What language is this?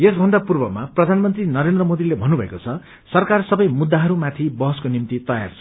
Nepali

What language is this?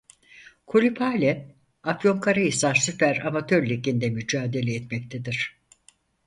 Turkish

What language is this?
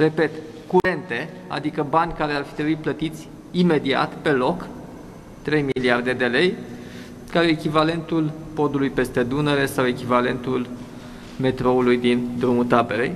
Romanian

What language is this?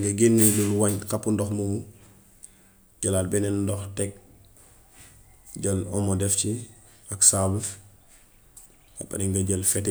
Gambian Wolof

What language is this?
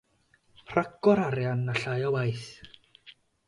Welsh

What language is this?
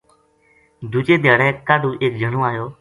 Gujari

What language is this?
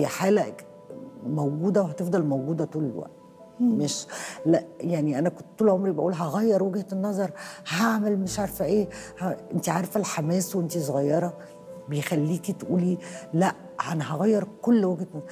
Arabic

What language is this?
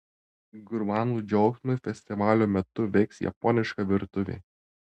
Lithuanian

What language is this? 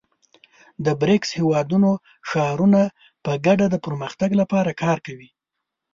Pashto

